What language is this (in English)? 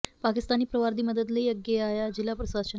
Punjabi